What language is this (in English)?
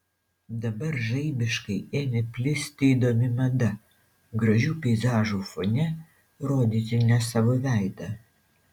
Lithuanian